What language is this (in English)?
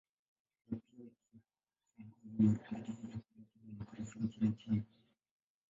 Swahili